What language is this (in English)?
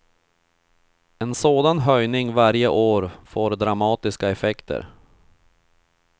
Swedish